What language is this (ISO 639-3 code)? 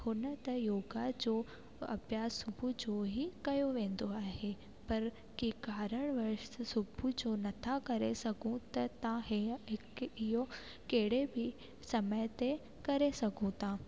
snd